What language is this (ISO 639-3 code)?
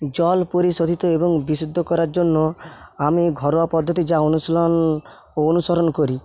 ben